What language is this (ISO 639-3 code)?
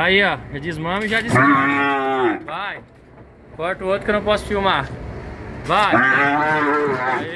por